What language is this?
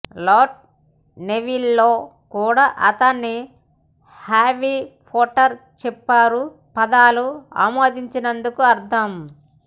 Telugu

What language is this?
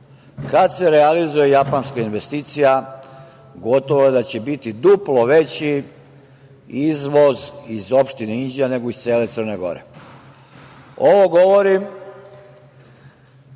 Serbian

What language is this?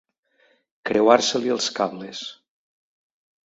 Catalan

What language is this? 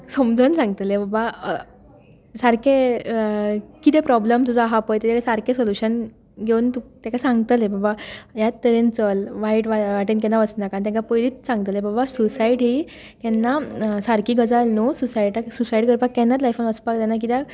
Konkani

